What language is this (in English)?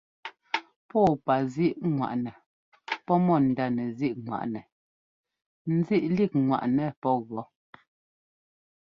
Ngomba